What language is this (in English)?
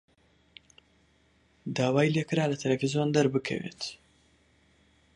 Central Kurdish